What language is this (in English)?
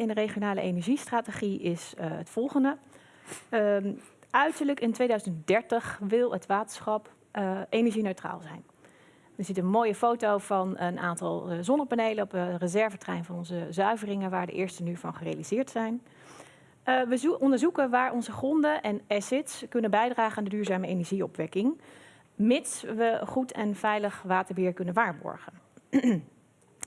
Dutch